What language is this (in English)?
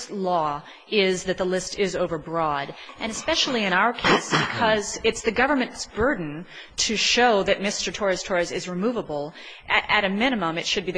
English